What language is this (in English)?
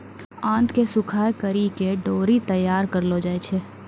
Maithili